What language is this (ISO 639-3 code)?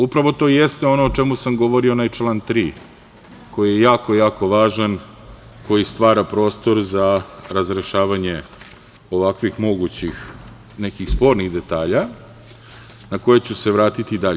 srp